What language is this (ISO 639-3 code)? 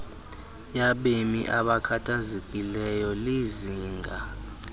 xho